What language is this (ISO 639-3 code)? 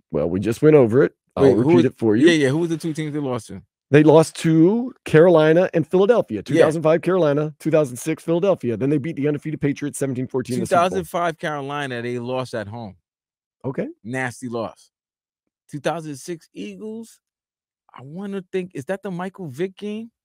eng